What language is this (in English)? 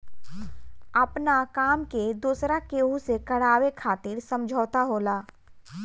Bhojpuri